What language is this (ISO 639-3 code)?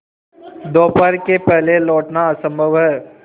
hin